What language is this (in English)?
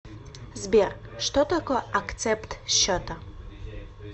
Russian